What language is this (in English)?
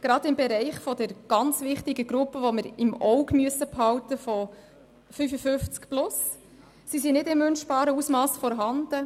Swiss German